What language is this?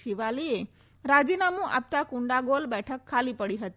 Gujarati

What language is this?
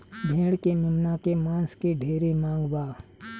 Bhojpuri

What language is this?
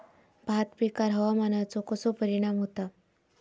Marathi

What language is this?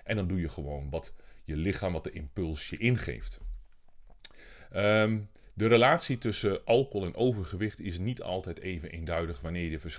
Dutch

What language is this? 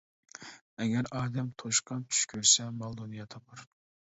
Uyghur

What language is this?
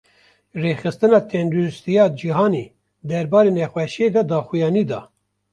Kurdish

